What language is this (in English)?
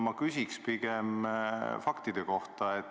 Estonian